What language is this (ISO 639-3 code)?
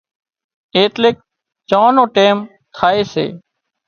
kxp